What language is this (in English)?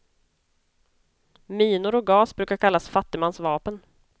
Swedish